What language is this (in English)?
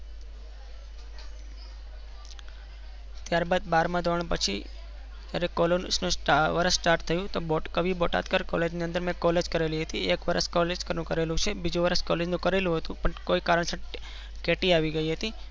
Gujarati